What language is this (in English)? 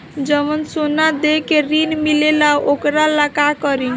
Bhojpuri